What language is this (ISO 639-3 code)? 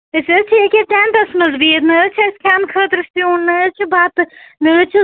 kas